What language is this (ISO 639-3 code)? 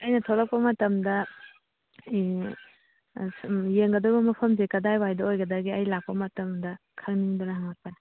mni